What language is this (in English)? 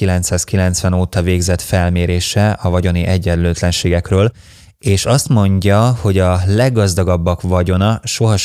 Hungarian